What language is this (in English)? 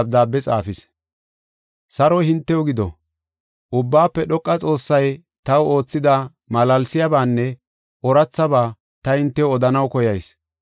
Gofa